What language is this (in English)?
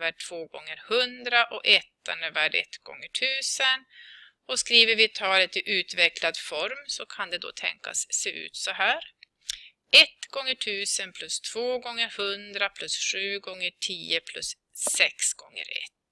Swedish